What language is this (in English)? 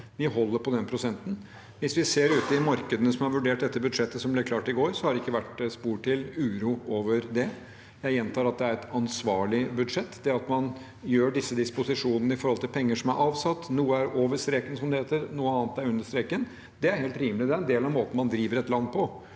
Norwegian